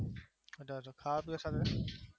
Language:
Gujarati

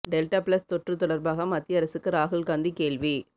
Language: Tamil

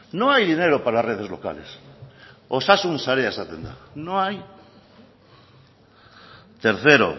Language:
Spanish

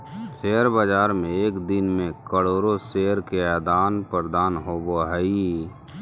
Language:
Magahi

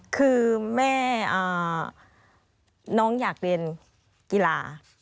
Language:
Thai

